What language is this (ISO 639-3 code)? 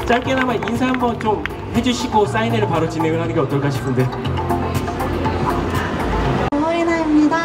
kor